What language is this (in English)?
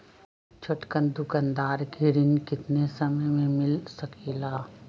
Magahi